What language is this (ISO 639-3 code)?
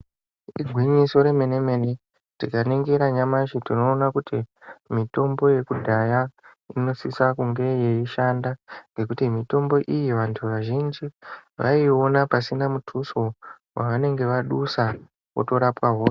ndc